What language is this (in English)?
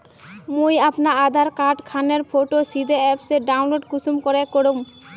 Magahi